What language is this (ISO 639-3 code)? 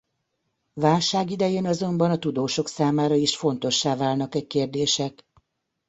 hun